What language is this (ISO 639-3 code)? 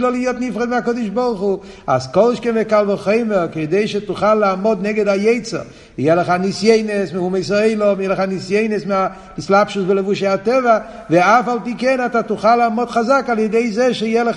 heb